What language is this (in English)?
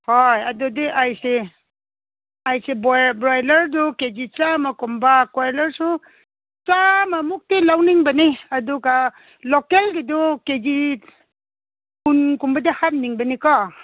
Manipuri